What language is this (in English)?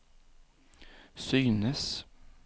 Swedish